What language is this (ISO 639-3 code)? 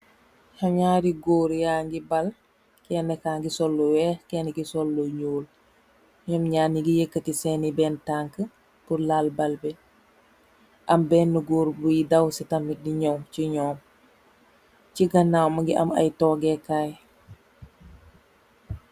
wol